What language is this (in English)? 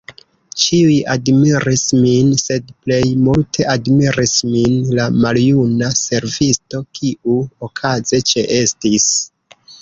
Esperanto